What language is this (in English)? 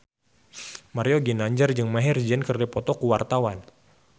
Sundanese